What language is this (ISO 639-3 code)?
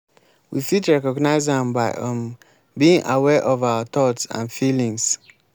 pcm